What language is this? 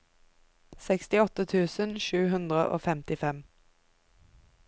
Norwegian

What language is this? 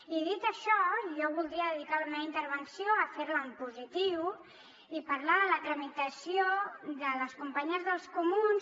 Catalan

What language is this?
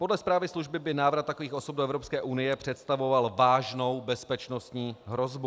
Czech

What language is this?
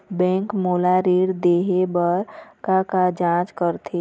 Chhattisgarhi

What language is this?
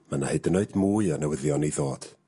Welsh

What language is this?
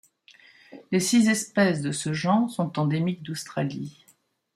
French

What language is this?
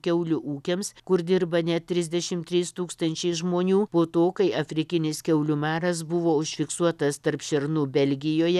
Lithuanian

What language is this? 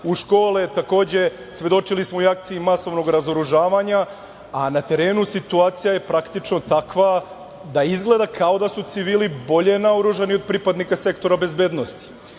Serbian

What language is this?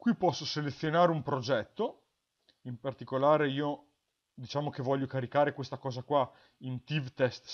Italian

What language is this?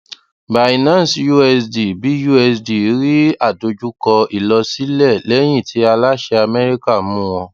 Yoruba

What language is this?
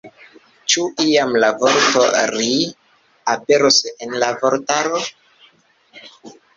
Esperanto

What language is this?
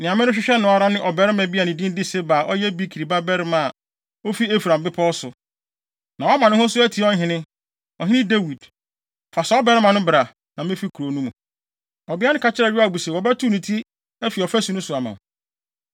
Akan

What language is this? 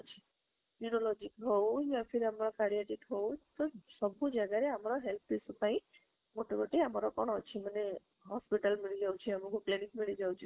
Odia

